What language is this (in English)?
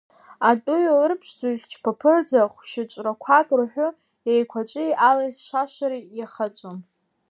Abkhazian